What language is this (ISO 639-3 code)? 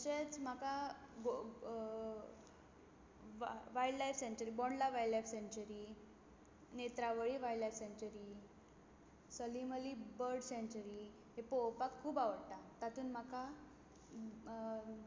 kok